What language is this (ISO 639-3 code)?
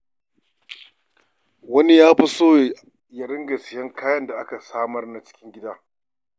hau